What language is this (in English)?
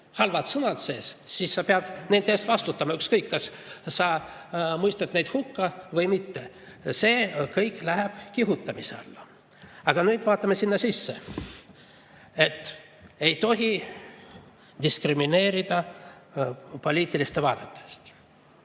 Estonian